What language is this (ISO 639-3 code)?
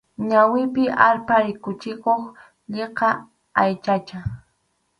qxu